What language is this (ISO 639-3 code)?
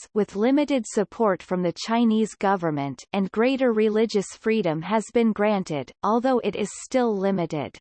eng